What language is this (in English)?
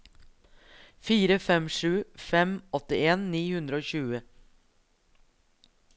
Norwegian